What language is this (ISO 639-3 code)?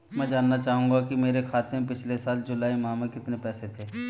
hin